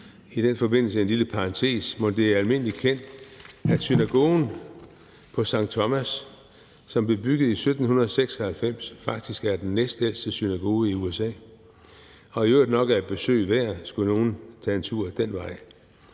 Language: Danish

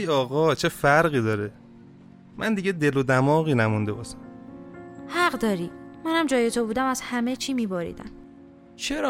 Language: Persian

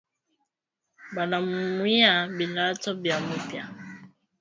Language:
Swahili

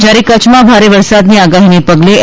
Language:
Gujarati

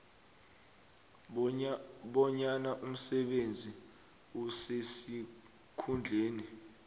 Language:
South Ndebele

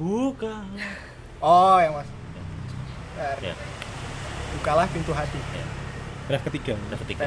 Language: Indonesian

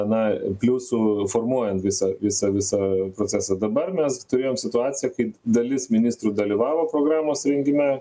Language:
Lithuanian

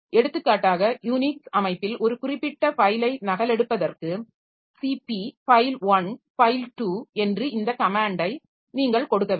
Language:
Tamil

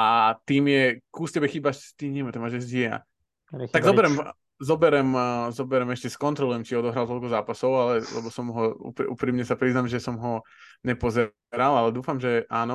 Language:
Slovak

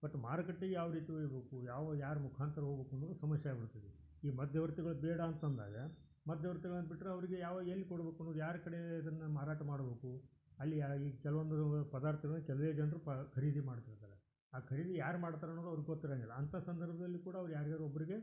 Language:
Kannada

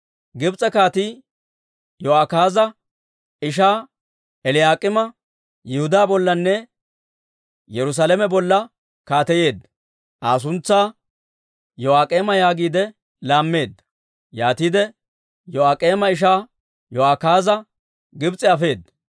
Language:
Dawro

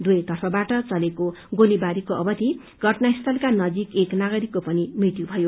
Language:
Nepali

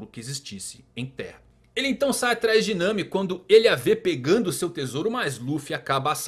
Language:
Portuguese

